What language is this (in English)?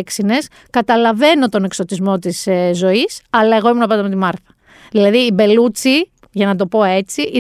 Greek